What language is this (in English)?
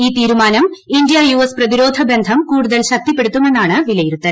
Malayalam